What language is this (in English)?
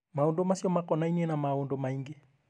Kikuyu